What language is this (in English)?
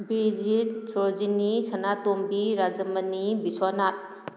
Manipuri